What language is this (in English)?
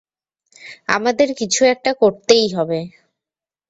Bangla